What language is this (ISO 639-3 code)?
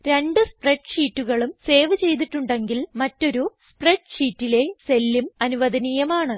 mal